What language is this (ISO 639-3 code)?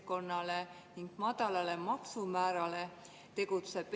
est